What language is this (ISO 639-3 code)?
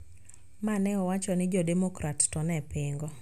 luo